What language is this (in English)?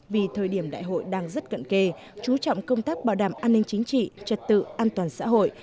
Vietnamese